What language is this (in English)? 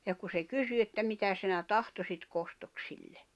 Finnish